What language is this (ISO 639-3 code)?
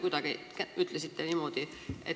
est